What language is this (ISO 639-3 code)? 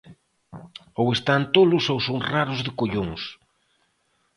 glg